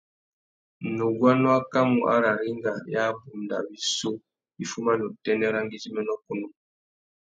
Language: Tuki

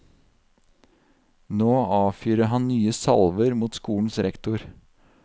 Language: Norwegian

